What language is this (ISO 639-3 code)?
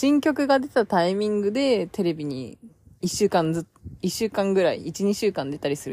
jpn